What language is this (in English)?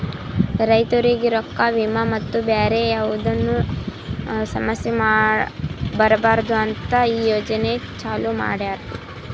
Kannada